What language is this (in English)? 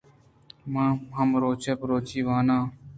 Eastern Balochi